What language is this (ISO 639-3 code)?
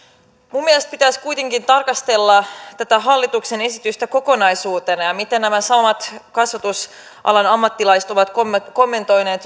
fin